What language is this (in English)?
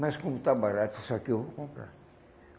Portuguese